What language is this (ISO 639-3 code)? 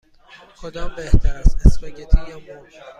fas